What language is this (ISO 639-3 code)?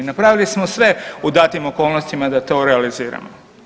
hrv